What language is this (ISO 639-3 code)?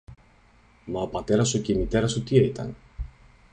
ell